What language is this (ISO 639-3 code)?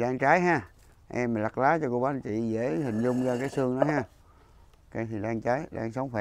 vie